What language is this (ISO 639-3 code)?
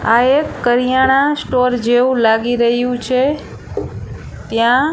guj